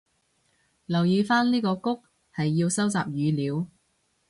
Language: Cantonese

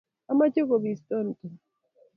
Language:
Kalenjin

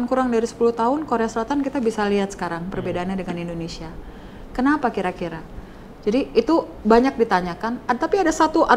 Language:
Indonesian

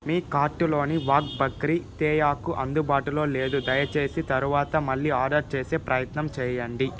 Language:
Telugu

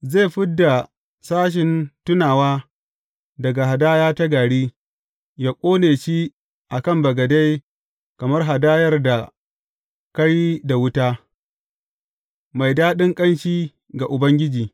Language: Hausa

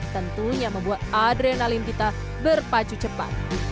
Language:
Indonesian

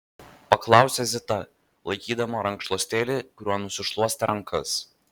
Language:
Lithuanian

